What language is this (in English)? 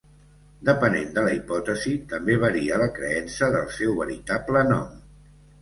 Catalan